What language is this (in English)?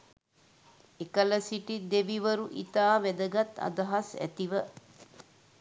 Sinhala